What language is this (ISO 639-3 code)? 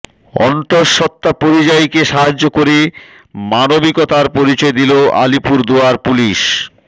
ben